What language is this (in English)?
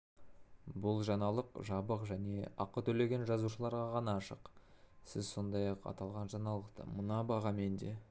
Kazakh